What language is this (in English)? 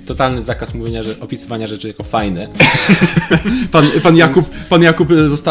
Polish